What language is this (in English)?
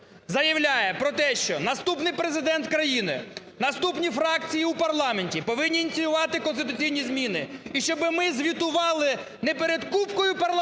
Ukrainian